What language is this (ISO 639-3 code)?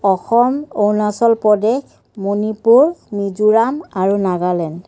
asm